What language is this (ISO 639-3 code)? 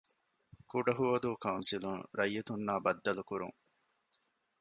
div